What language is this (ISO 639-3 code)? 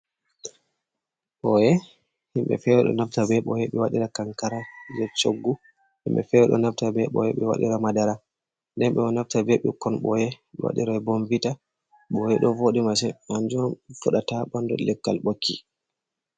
ful